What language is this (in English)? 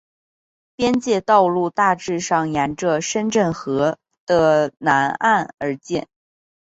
Chinese